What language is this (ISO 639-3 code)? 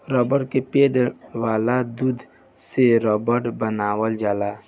bho